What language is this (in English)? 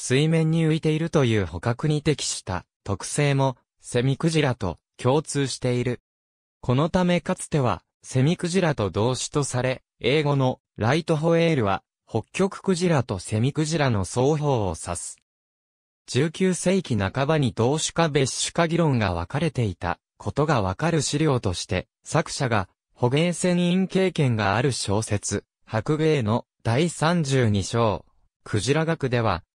Japanese